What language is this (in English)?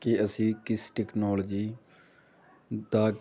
Punjabi